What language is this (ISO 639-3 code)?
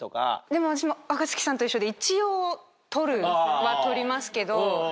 jpn